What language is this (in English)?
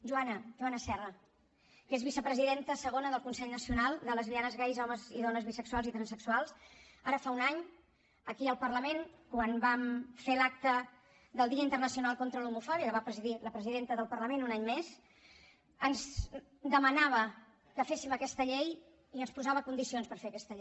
Catalan